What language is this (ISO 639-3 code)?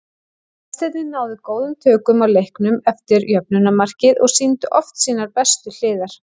isl